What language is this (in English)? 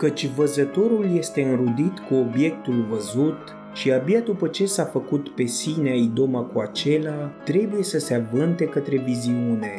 Romanian